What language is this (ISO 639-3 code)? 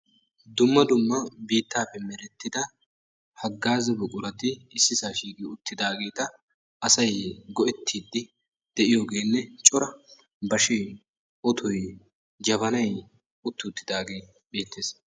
wal